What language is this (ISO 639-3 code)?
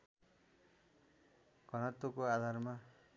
nep